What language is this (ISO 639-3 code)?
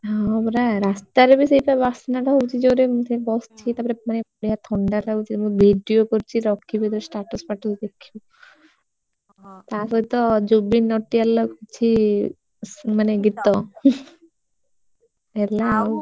ori